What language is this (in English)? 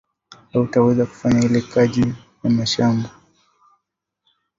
Swahili